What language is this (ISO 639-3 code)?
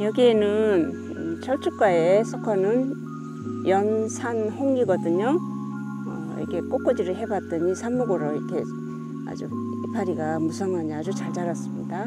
kor